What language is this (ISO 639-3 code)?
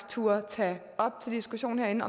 dan